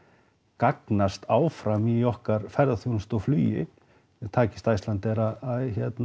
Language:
Icelandic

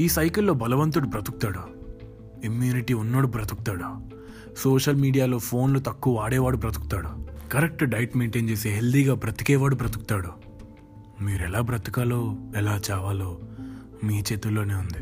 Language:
Telugu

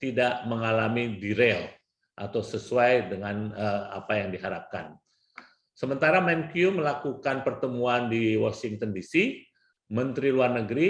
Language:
Indonesian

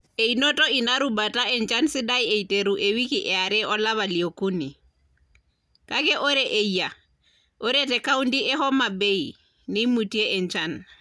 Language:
Masai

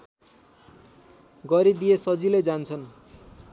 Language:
Nepali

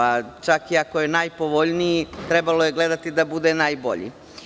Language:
Serbian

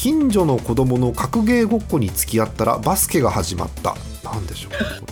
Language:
Japanese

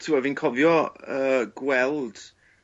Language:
Welsh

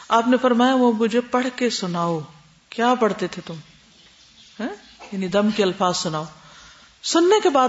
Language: Urdu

